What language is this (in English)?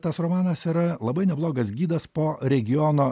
Lithuanian